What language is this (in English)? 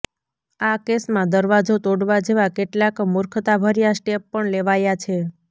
Gujarati